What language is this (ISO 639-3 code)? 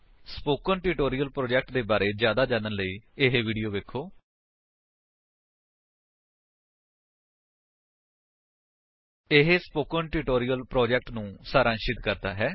pan